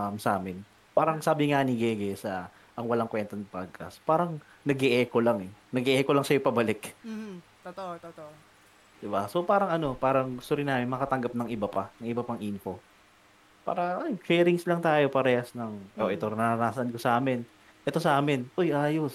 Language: Filipino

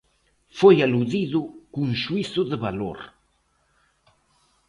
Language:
Galician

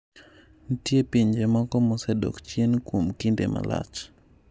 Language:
Luo (Kenya and Tanzania)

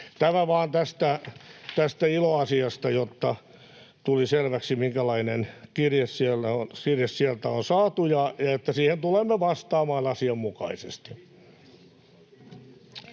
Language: Finnish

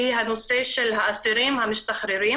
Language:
Hebrew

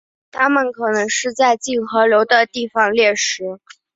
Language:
Chinese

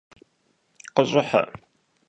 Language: Kabardian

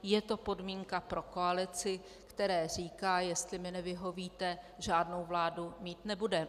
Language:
Czech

